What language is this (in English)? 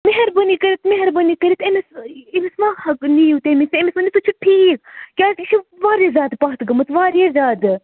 Kashmiri